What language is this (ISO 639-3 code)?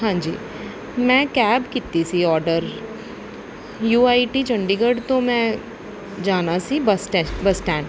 pan